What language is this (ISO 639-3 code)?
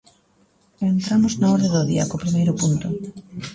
glg